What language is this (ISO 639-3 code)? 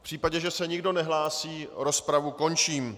ces